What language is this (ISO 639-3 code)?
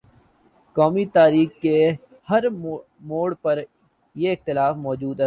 urd